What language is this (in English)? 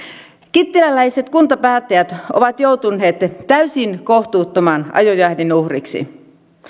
Finnish